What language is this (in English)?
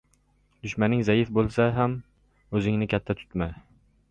Uzbek